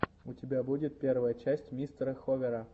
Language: Russian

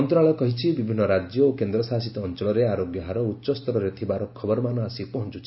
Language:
Odia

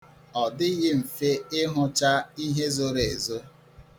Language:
Igbo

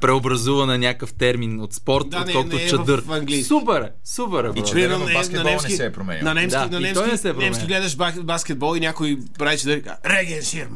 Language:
Bulgarian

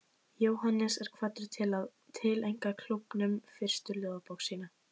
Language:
Icelandic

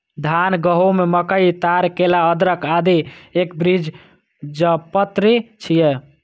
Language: Maithili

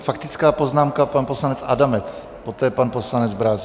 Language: Czech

